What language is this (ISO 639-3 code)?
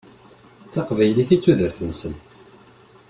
kab